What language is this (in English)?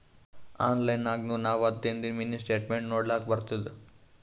Kannada